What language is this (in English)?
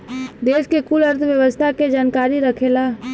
Bhojpuri